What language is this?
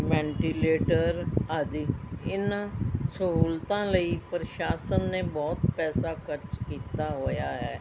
Punjabi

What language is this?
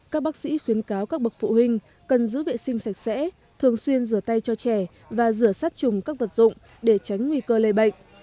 Vietnamese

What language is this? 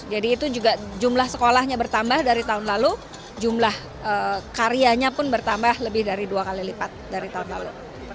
Indonesian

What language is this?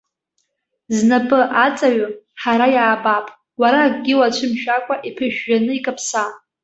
Abkhazian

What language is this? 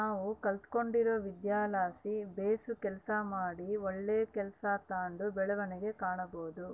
Kannada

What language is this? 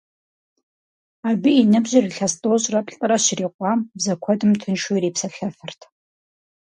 Kabardian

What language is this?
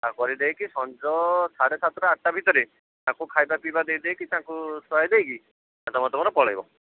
Odia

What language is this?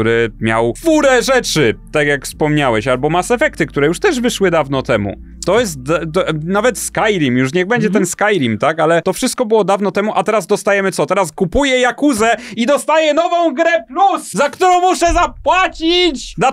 Polish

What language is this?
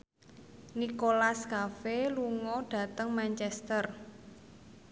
Javanese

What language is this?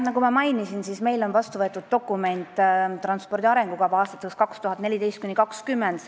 Estonian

